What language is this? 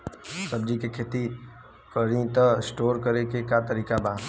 Bhojpuri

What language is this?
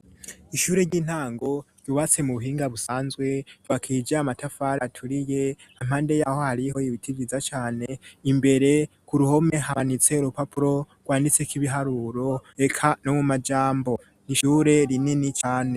Rundi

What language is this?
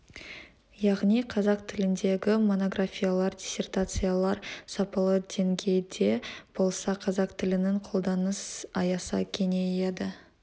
Kazakh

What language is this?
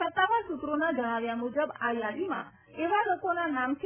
Gujarati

